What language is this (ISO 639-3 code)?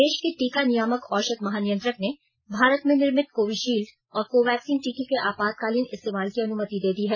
hin